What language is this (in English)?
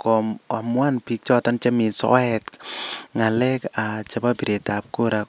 Kalenjin